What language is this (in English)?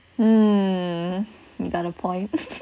English